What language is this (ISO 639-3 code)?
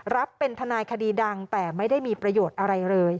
tha